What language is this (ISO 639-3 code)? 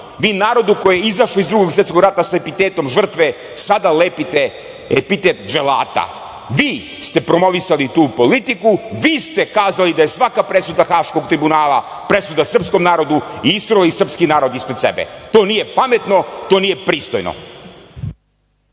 srp